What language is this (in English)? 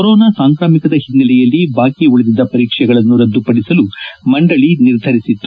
Kannada